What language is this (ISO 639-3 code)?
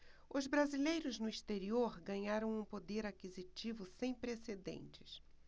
por